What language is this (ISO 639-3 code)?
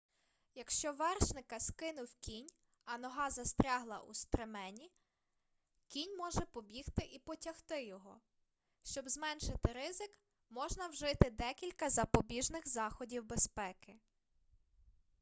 ukr